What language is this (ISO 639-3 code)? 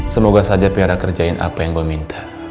ind